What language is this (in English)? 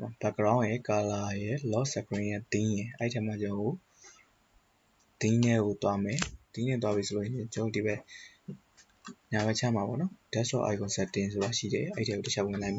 Burmese